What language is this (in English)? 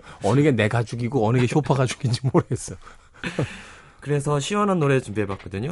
Korean